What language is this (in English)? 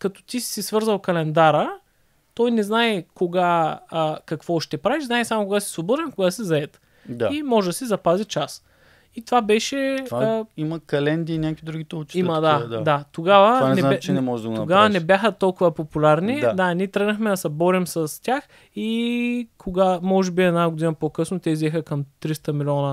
Bulgarian